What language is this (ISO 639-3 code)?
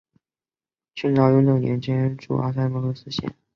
zho